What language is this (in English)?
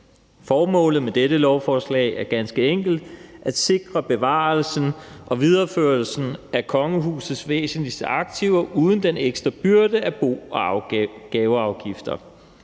Danish